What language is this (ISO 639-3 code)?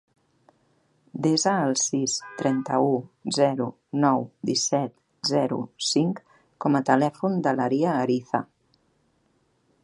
cat